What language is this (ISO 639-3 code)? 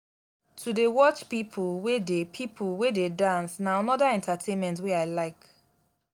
pcm